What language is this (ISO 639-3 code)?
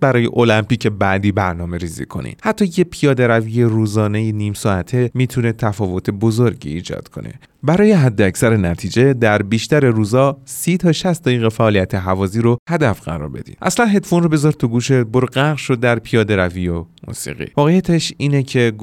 fas